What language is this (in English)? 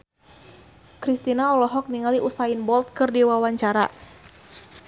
Sundanese